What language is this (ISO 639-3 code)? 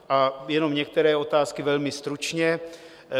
ces